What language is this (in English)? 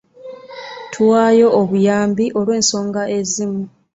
Ganda